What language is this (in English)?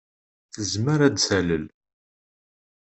Kabyle